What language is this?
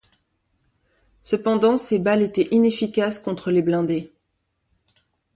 French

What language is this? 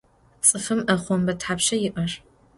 Adyghe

